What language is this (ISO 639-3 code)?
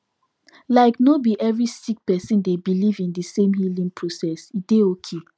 pcm